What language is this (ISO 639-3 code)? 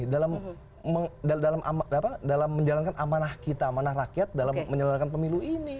ind